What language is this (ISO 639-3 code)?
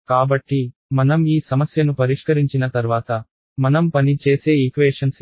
tel